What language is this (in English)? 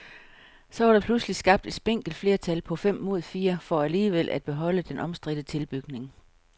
Danish